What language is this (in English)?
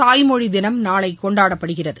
Tamil